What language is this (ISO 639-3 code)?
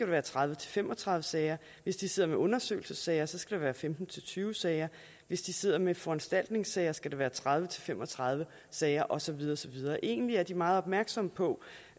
dan